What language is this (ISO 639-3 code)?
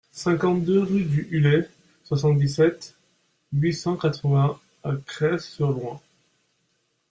fra